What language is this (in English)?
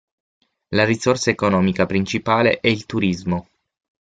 Italian